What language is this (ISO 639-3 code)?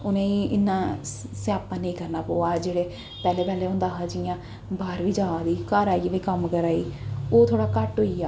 doi